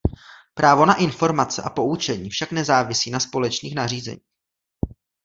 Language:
Czech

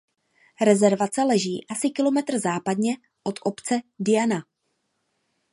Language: Czech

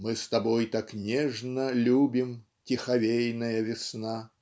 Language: Russian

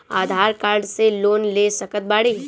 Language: Bhojpuri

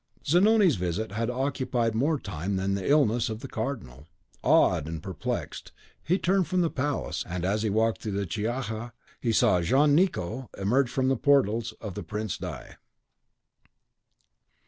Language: English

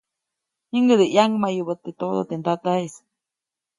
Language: Copainalá Zoque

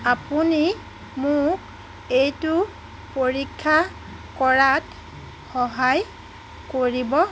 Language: Assamese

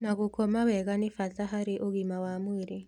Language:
Kikuyu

